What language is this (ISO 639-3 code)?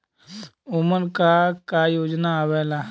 bho